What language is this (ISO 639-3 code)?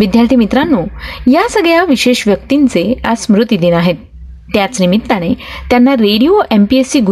mar